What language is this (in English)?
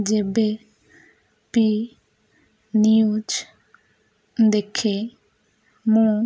Odia